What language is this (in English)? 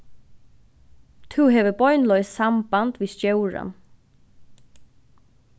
Faroese